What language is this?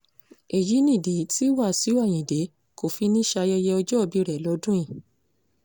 Yoruba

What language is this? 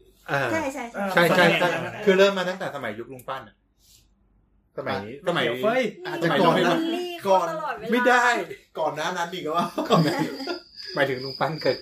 Thai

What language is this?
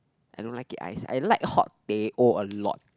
English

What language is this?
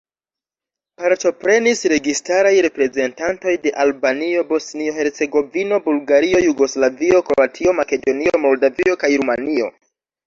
Esperanto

